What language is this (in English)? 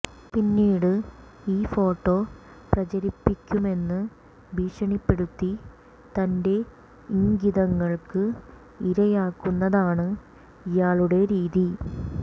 Malayalam